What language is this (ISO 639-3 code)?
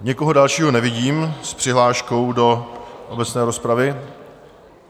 ces